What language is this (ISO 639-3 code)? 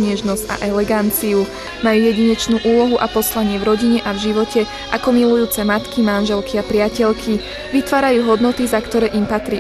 slk